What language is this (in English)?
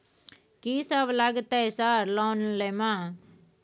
Maithili